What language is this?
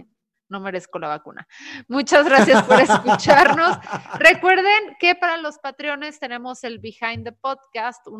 Spanish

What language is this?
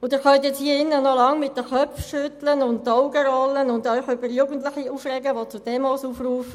Swiss German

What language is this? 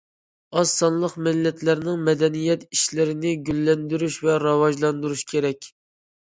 Uyghur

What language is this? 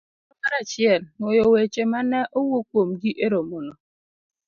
Luo (Kenya and Tanzania)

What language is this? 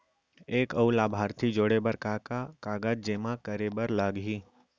Chhattisgarhi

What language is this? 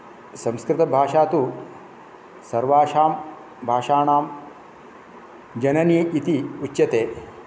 Sanskrit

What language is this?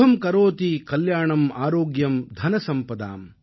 Tamil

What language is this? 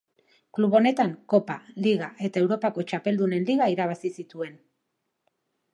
Basque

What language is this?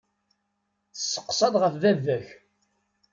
Kabyle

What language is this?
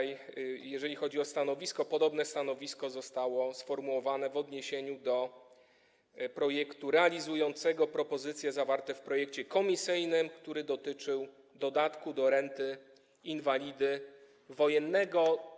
Polish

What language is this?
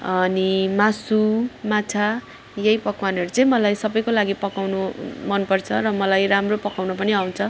Nepali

